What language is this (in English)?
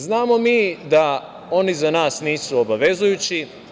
Serbian